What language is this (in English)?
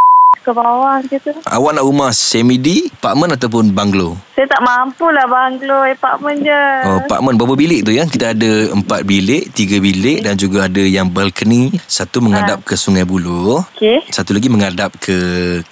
Malay